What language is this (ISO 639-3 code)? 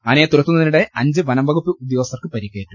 mal